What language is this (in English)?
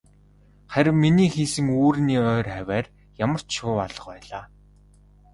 Mongolian